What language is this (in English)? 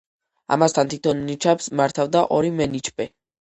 Georgian